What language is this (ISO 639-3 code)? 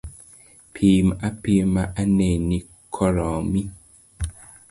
luo